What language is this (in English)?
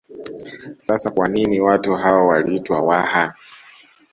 Swahili